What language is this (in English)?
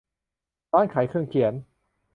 Thai